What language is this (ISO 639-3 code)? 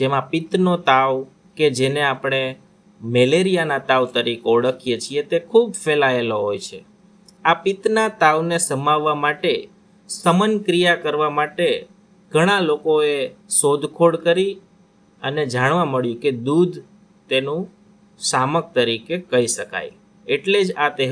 guj